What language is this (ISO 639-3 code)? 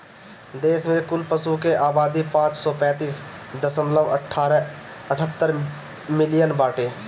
bho